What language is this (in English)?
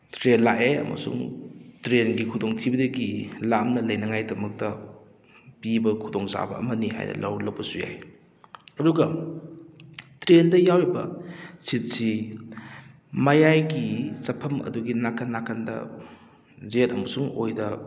Manipuri